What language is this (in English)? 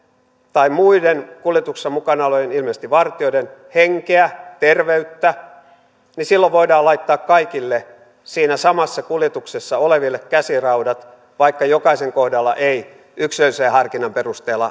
Finnish